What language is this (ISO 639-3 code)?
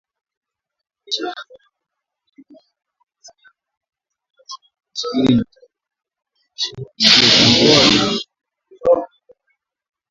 swa